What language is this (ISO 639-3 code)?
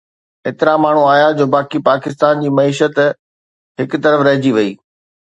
snd